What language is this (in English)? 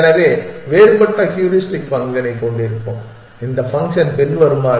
Tamil